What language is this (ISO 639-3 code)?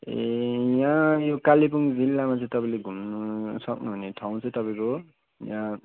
nep